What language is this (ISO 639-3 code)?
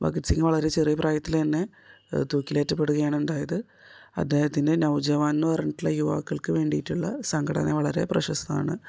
mal